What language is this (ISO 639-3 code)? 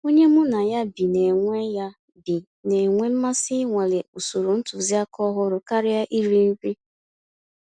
ibo